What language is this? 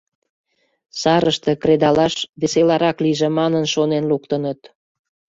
Mari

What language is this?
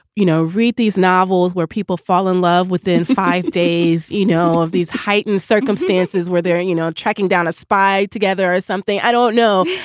English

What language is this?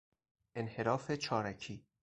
Persian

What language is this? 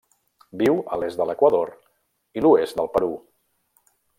Catalan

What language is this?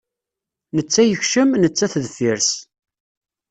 Kabyle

